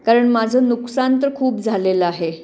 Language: Marathi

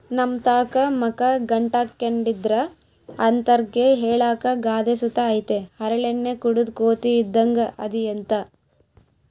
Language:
Kannada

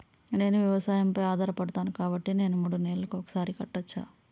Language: Telugu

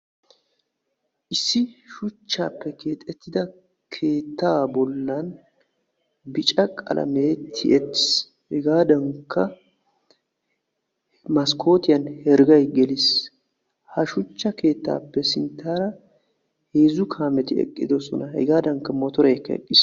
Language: Wolaytta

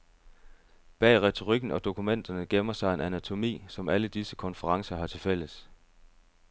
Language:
Danish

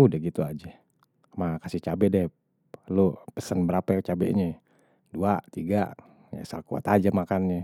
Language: Betawi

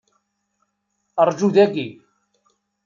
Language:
Kabyle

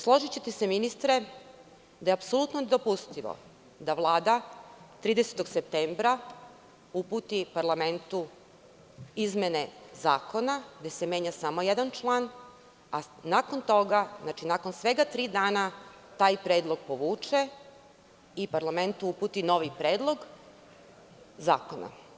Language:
Serbian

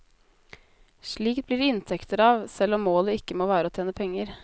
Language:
Norwegian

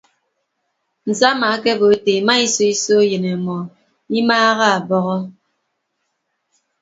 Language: Ibibio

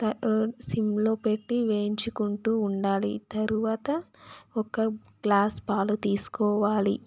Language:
Telugu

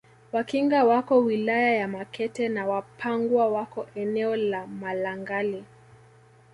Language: Swahili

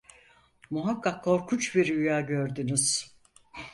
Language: Turkish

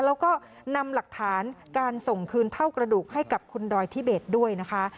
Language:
Thai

